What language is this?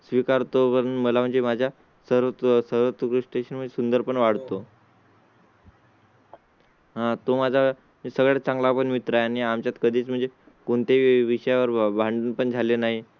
Marathi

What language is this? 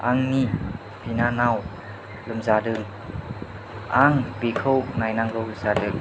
Bodo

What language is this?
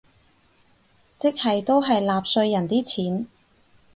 Cantonese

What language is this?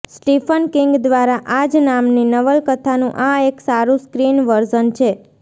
Gujarati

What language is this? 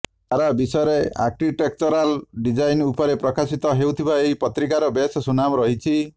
Odia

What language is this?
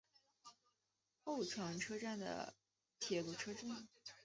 Chinese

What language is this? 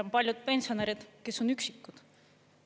Estonian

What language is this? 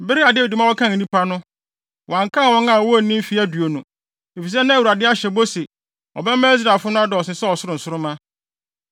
Akan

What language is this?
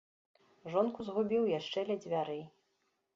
Belarusian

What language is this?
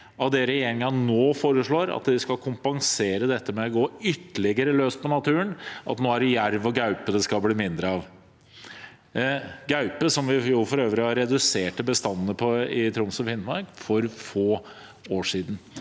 Norwegian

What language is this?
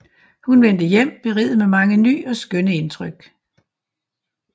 Danish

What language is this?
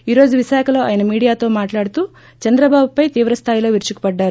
Telugu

